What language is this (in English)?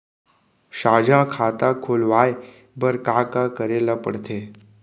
Chhattisgarhi